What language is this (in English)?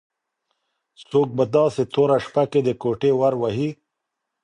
Pashto